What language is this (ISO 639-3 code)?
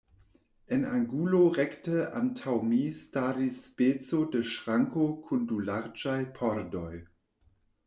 epo